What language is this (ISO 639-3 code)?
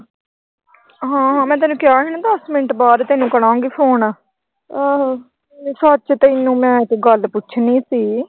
pan